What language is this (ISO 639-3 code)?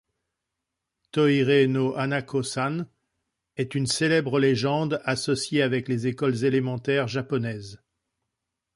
fra